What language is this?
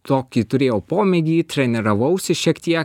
Lithuanian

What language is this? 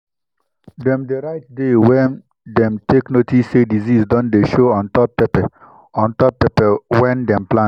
Nigerian Pidgin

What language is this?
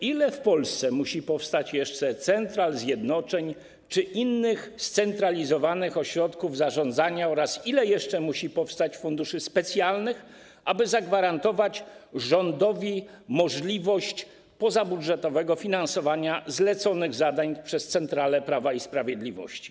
Polish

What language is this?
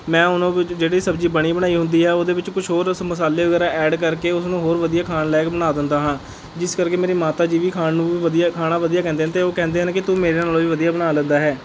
Punjabi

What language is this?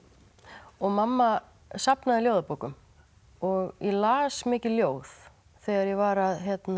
Icelandic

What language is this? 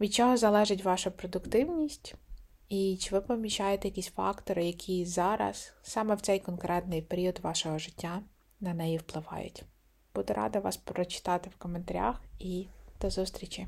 Ukrainian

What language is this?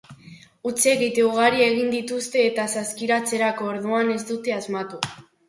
Basque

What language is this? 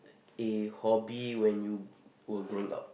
English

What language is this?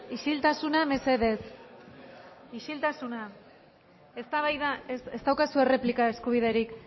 Basque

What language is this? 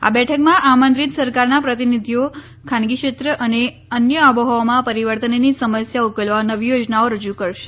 Gujarati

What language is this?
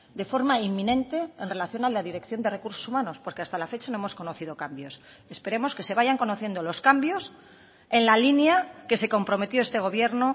Spanish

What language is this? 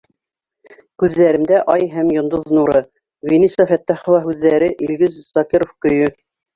Bashkir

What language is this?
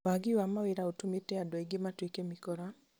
Kikuyu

